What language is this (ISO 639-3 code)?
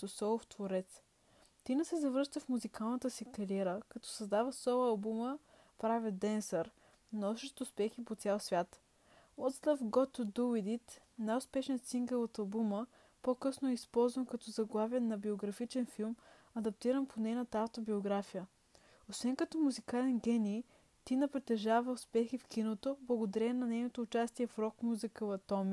bul